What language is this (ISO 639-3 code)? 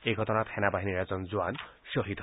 asm